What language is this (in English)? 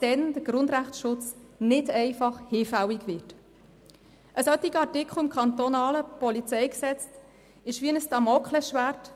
Swiss German